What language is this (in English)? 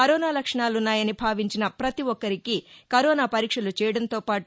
Telugu